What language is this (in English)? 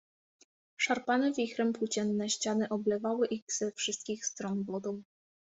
Polish